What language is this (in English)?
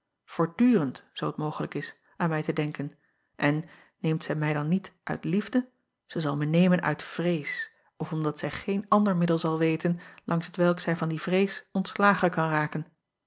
Dutch